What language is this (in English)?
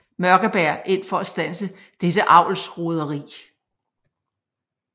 Danish